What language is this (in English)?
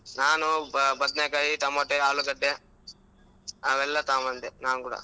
Kannada